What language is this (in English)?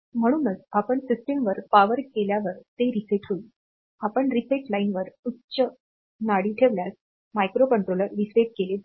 Marathi